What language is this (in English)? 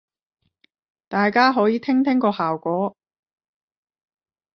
Cantonese